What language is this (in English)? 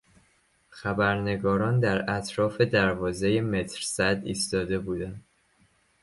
Persian